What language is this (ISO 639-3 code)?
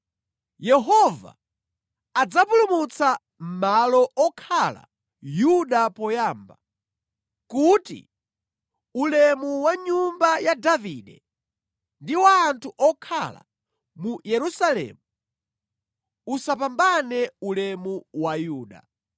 nya